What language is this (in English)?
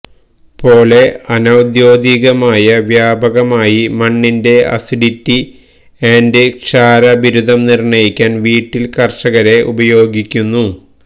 Malayalam